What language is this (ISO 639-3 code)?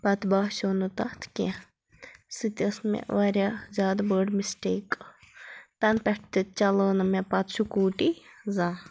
kas